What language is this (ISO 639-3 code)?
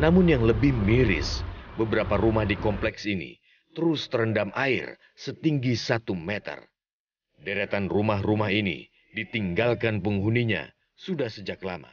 ind